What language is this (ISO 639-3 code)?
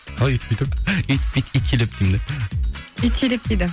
kaz